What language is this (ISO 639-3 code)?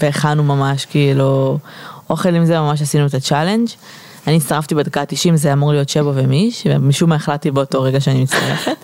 heb